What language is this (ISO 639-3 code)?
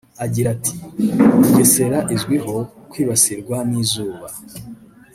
kin